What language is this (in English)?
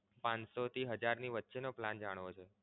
Gujarati